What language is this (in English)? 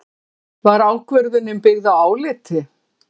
Icelandic